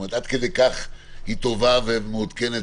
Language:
Hebrew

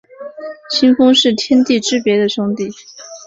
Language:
Chinese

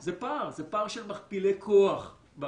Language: Hebrew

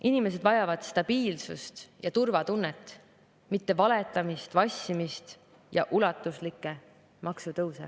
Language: Estonian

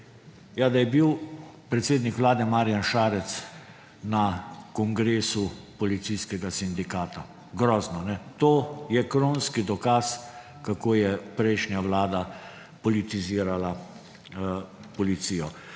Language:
Slovenian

